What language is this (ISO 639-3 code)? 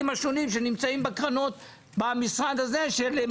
heb